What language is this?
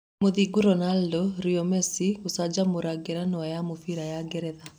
Kikuyu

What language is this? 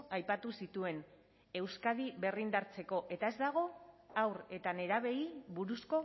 Basque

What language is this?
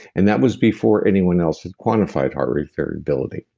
English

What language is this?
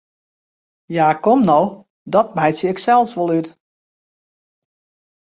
Western Frisian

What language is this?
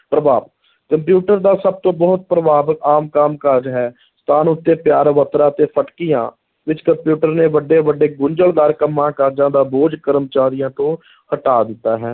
Punjabi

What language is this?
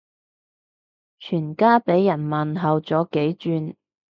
Cantonese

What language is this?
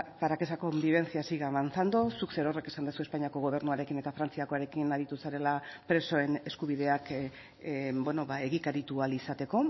Basque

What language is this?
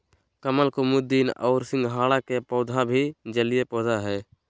Magahi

